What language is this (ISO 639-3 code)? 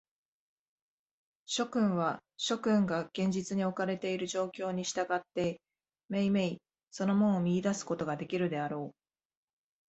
jpn